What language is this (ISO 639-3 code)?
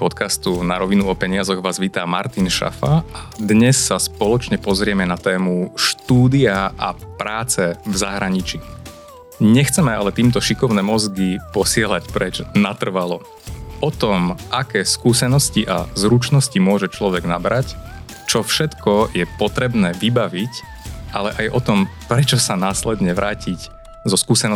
slk